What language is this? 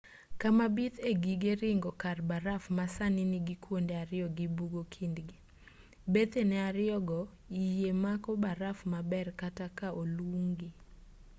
Luo (Kenya and Tanzania)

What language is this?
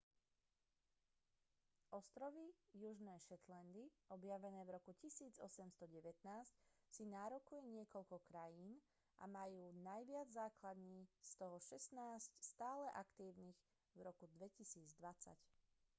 Slovak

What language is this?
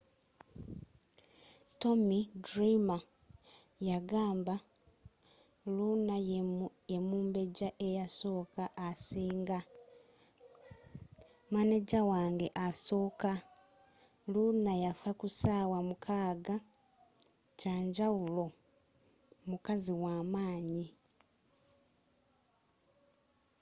Ganda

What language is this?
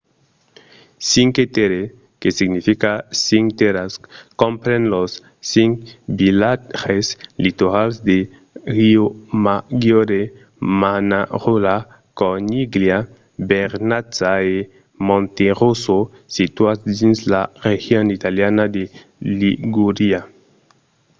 Occitan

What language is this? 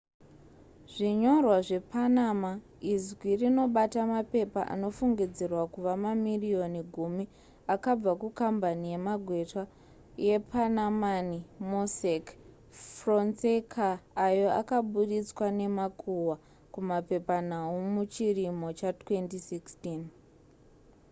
Shona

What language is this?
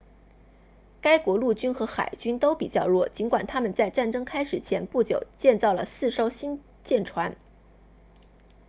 Chinese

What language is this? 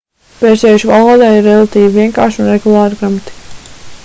Latvian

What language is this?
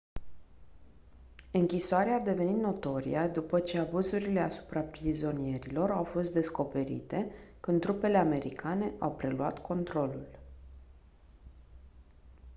Romanian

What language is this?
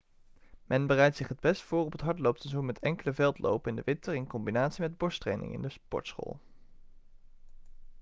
Dutch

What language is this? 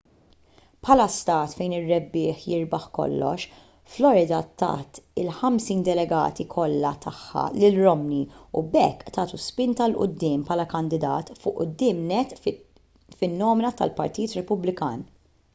Maltese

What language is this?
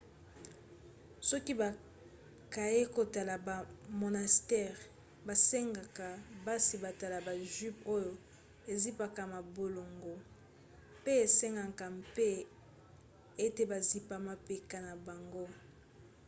Lingala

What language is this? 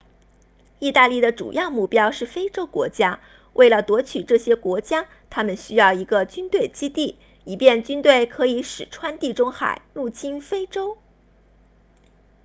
Chinese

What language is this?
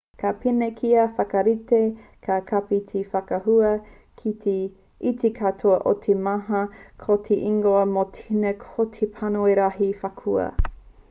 Māori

